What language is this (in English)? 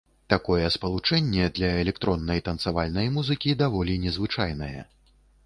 Belarusian